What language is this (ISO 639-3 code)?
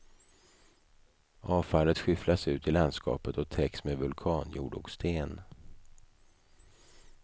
swe